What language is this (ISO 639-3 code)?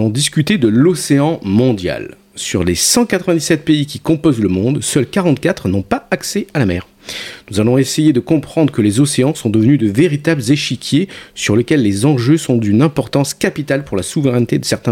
fra